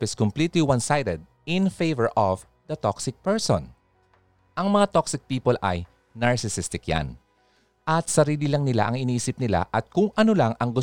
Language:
Filipino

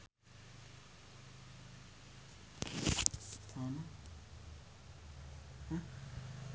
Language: Sundanese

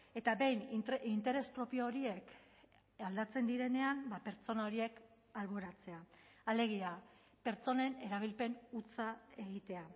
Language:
Basque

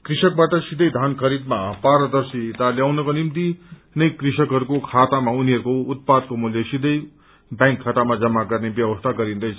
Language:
Nepali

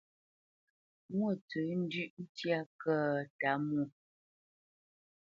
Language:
Bamenyam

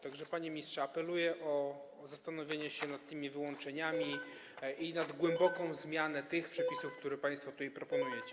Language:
Polish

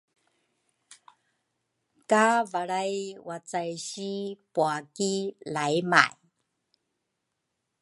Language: Rukai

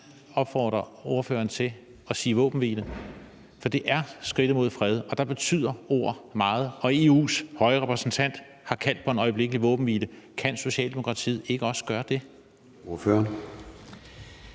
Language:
Danish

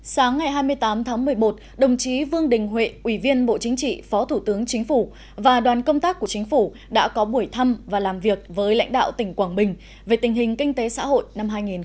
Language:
Vietnamese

